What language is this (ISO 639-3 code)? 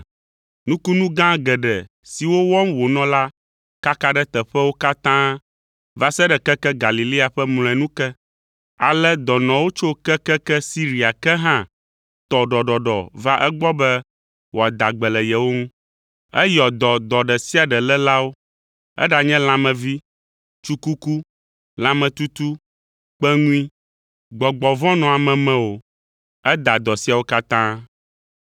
ewe